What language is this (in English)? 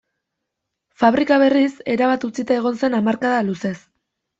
Basque